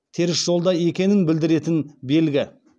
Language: Kazakh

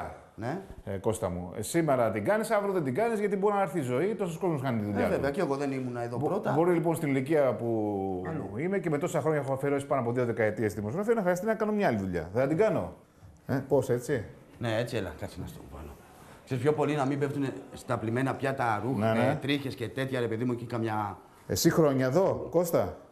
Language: Greek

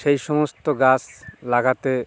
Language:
Bangla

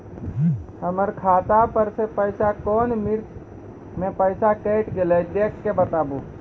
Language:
Maithili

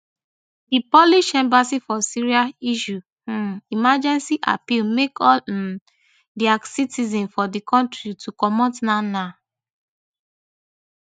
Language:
Nigerian Pidgin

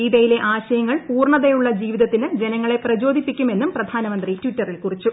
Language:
Malayalam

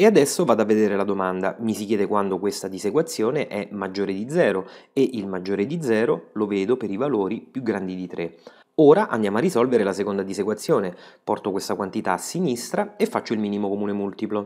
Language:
Italian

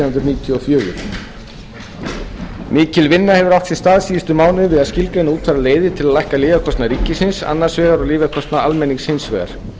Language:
Icelandic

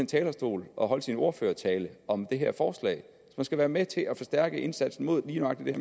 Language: Danish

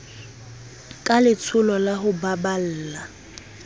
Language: Southern Sotho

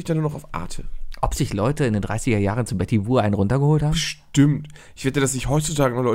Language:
German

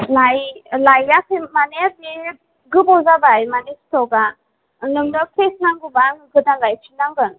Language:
Bodo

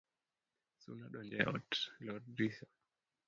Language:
Luo (Kenya and Tanzania)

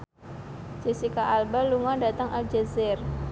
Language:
Javanese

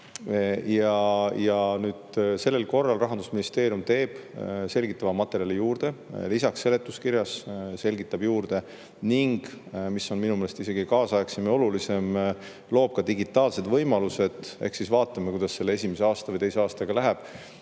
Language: Estonian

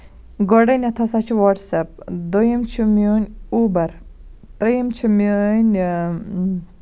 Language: Kashmiri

